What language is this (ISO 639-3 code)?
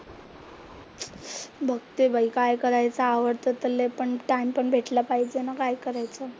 mar